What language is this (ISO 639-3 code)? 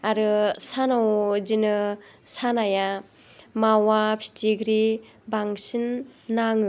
brx